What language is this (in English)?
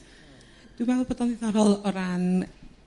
Welsh